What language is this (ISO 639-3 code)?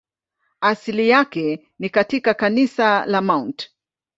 swa